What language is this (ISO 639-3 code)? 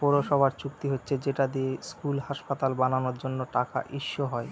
ben